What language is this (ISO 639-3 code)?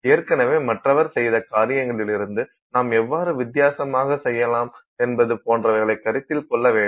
tam